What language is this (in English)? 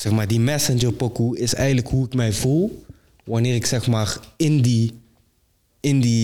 Dutch